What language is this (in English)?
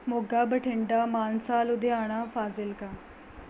Punjabi